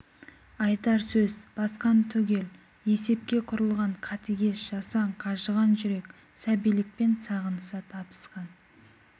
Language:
Kazakh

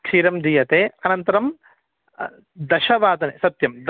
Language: Sanskrit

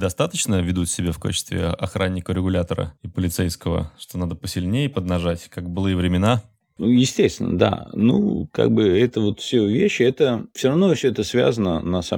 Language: Russian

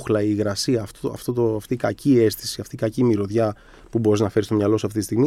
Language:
Greek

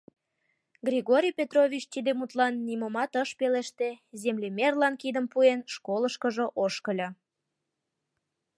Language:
Mari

